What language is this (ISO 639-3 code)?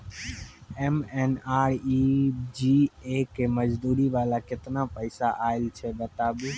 mai